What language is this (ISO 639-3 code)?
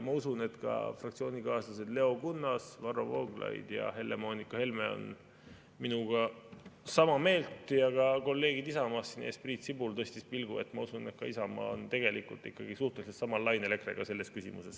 est